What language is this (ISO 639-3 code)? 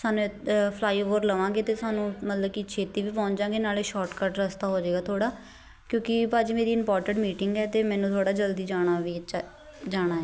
pan